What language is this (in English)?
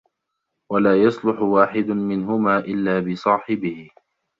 Arabic